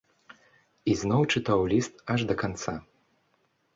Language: Belarusian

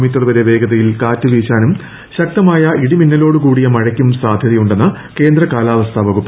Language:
Malayalam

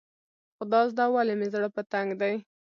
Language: Pashto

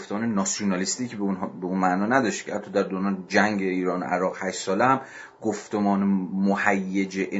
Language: Persian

